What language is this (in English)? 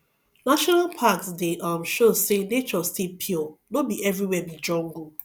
Nigerian Pidgin